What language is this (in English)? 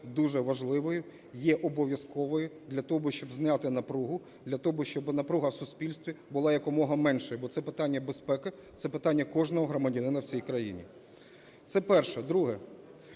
Ukrainian